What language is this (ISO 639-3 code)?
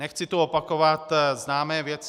ces